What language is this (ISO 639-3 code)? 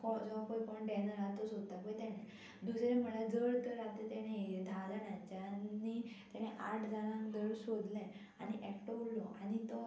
kok